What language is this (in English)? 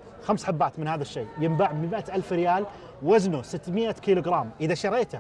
Arabic